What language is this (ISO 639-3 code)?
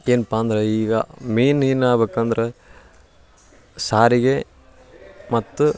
kan